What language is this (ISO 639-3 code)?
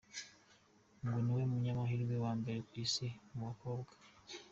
kin